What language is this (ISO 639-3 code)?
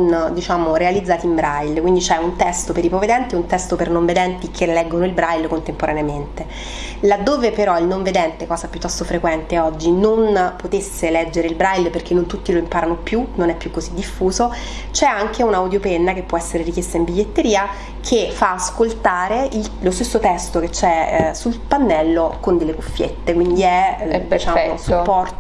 ita